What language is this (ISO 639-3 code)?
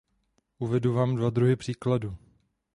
ces